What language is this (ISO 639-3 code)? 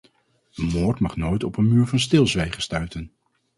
nld